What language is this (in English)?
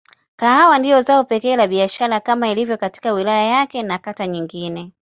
Swahili